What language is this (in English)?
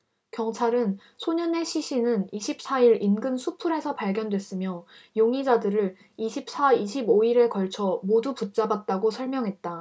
Korean